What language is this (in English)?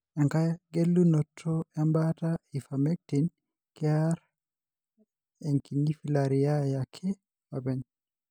Masai